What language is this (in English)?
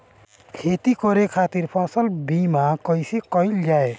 Bhojpuri